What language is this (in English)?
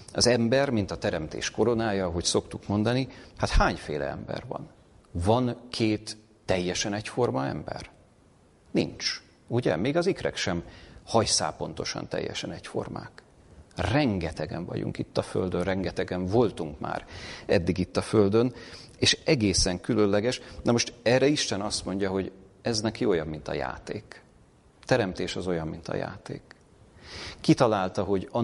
Hungarian